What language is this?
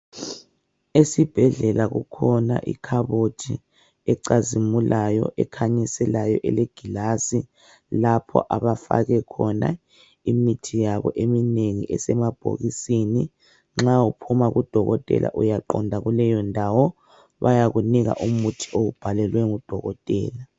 North Ndebele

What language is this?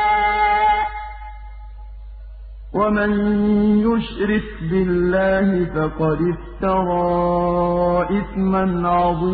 Arabic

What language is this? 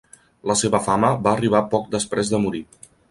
Catalan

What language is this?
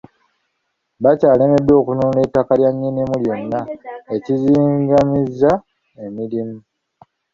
Ganda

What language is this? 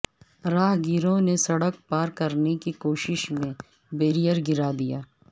Urdu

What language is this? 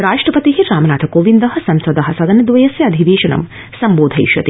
Sanskrit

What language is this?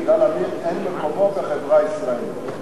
Hebrew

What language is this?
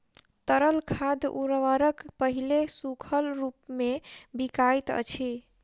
Maithili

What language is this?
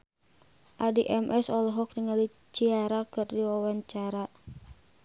Sundanese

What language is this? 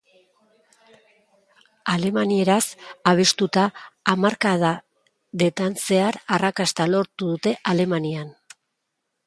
Basque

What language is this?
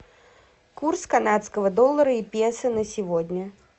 Russian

